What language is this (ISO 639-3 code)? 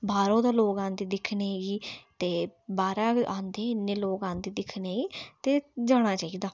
doi